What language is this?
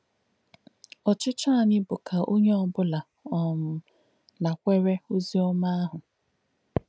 Igbo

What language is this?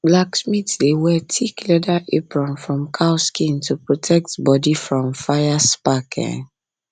Nigerian Pidgin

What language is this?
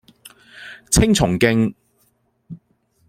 Cantonese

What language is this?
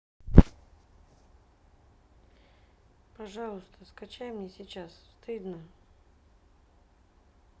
Russian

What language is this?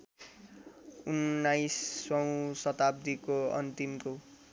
Nepali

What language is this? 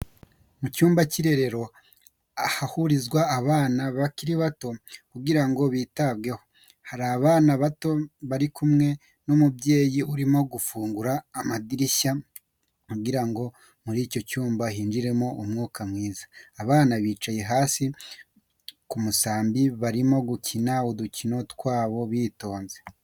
Kinyarwanda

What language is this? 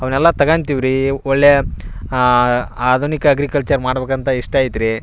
Kannada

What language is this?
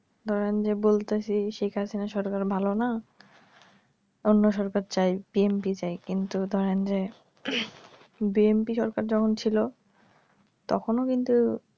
Bangla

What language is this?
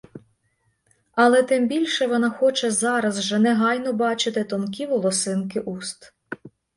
Ukrainian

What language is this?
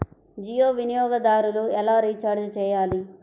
Telugu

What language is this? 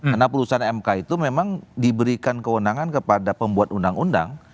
Indonesian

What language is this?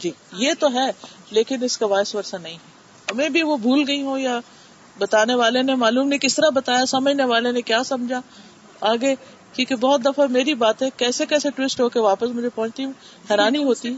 Urdu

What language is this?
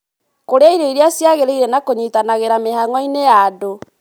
Kikuyu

